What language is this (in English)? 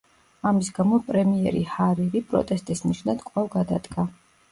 Georgian